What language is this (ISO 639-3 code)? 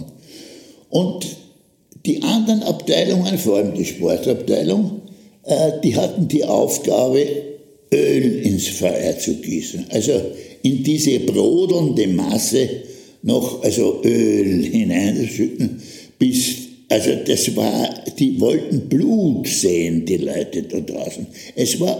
deu